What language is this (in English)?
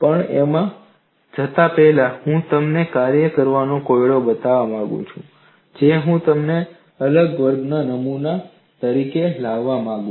Gujarati